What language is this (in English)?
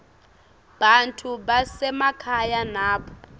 Swati